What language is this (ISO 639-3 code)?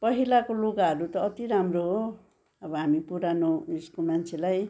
nep